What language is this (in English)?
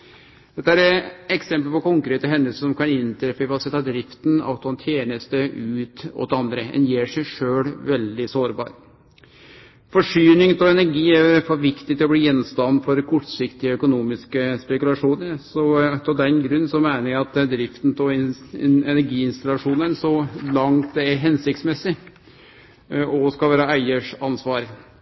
Norwegian Nynorsk